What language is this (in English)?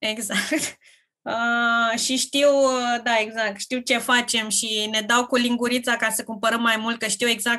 Romanian